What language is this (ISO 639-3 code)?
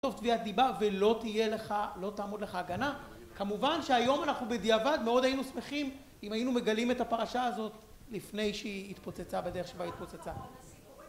heb